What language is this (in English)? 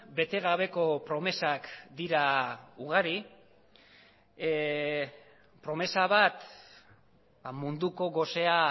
Basque